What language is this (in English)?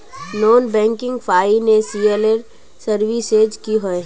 Magahi